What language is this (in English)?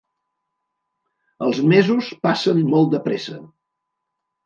Catalan